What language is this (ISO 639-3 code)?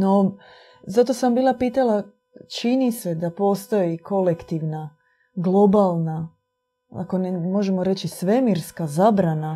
hrv